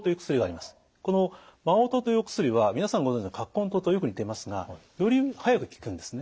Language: Japanese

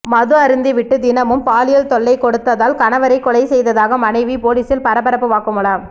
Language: Tamil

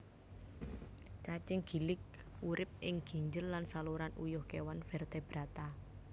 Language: Javanese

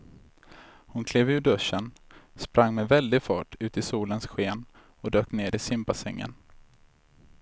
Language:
Swedish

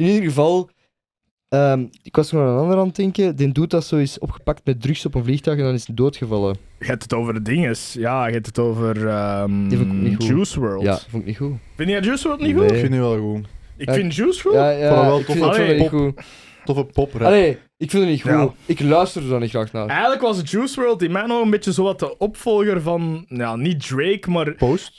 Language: Dutch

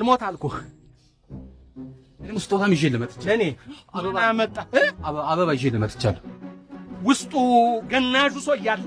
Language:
Amharic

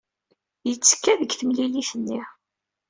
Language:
Kabyle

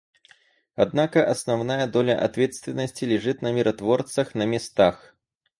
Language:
Russian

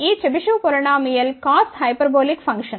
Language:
Telugu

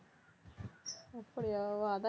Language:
Tamil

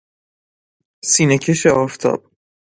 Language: Persian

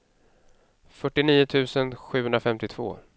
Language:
Swedish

